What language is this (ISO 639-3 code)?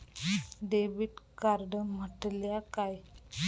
mar